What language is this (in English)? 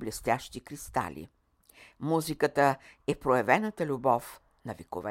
Bulgarian